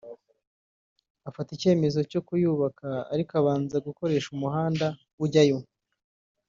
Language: Kinyarwanda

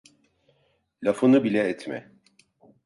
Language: Turkish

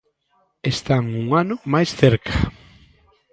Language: Galician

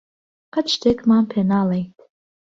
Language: Central Kurdish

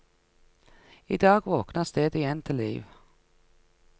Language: Norwegian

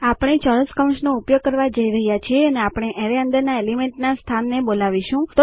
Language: Gujarati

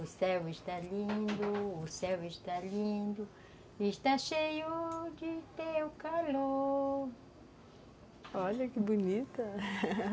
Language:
Portuguese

